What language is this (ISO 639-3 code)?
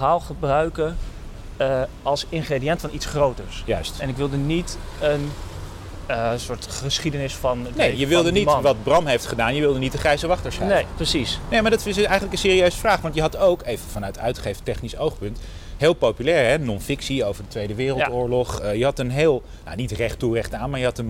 nld